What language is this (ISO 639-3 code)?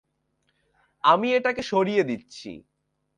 ben